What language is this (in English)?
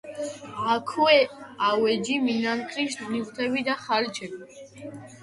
Georgian